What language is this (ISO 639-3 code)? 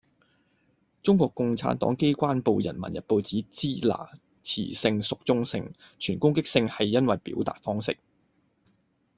yue